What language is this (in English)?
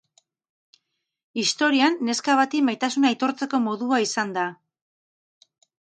Basque